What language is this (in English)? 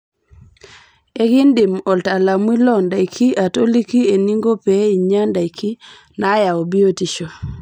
Masai